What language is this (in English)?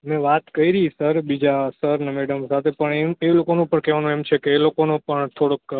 Gujarati